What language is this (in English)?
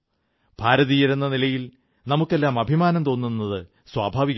Malayalam